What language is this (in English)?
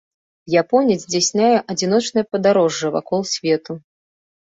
Belarusian